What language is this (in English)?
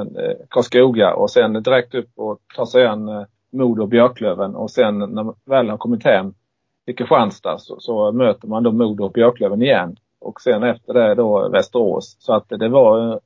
Swedish